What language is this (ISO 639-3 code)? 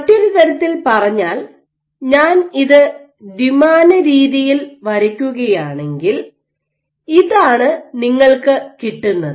mal